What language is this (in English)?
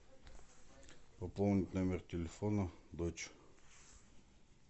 Russian